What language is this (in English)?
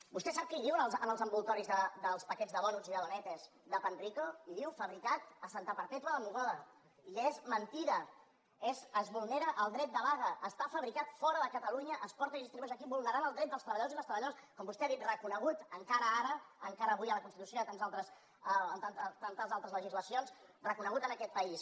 Catalan